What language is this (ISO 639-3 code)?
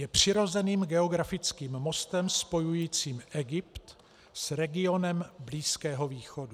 ces